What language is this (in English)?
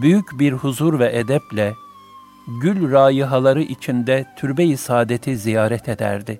Turkish